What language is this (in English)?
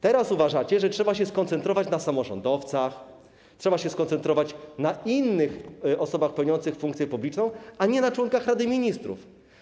Polish